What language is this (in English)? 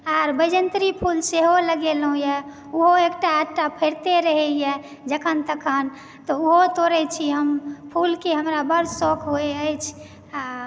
Maithili